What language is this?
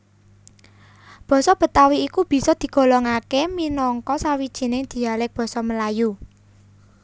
Javanese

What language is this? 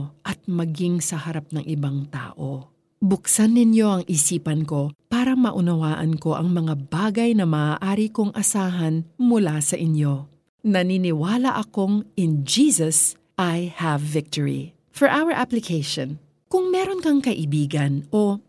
Filipino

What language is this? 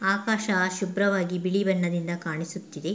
Kannada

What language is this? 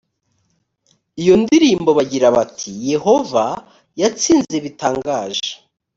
Kinyarwanda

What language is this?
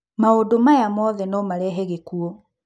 Kikuyu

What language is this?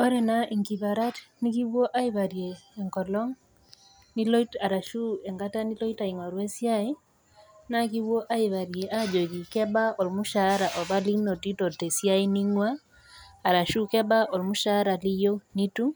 Masai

